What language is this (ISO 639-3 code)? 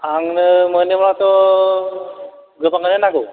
brx